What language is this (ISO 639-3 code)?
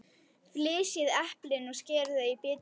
isl